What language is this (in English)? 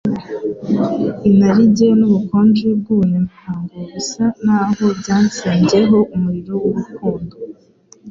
Kinyarwanda